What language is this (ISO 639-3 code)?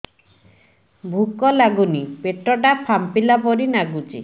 ori